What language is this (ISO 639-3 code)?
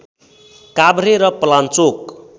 nep